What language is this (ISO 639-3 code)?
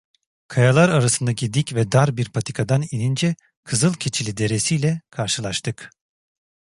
tur